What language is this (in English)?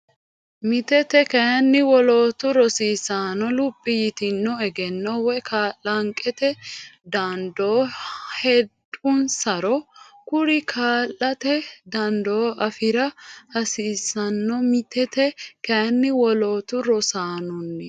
Sidamo